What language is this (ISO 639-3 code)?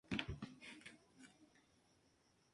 spa